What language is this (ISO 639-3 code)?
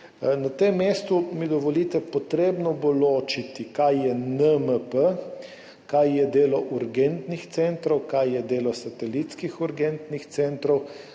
slv